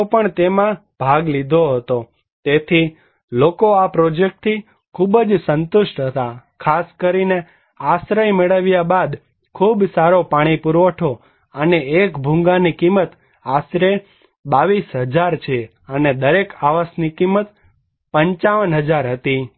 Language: Gujarati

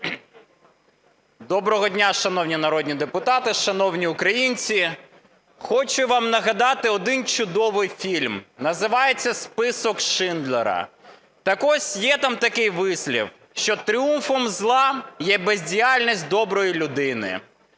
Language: Ukrainian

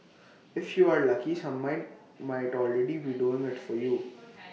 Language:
English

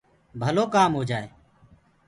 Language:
Gurgula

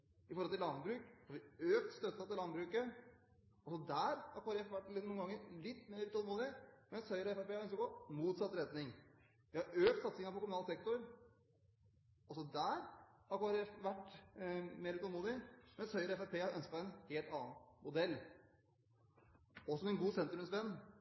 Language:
Norwegian Bokmål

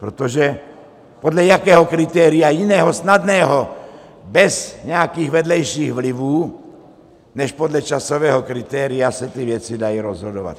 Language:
Czech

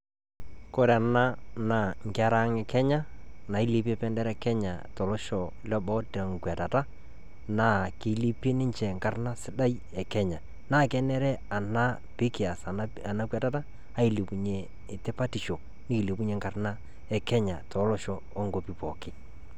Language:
Masai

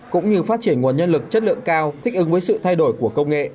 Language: Vietnamese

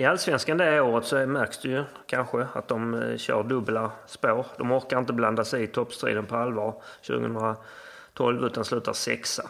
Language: Swedish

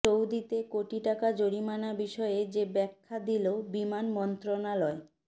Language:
Bangla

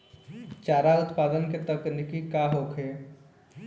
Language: Bhojpuri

